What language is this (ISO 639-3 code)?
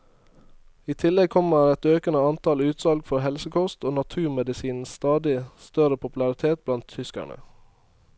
nor